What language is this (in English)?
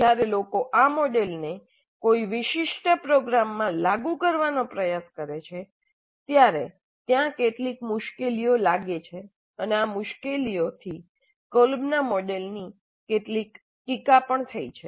Gujarati